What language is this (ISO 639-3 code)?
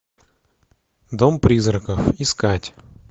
rus